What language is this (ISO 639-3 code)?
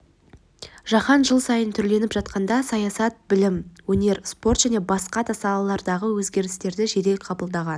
kaz